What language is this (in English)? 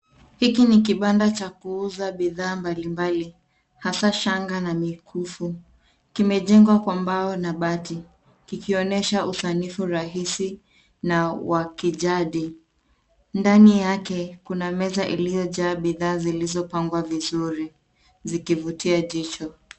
Swahili